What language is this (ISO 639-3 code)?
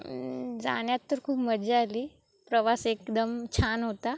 mar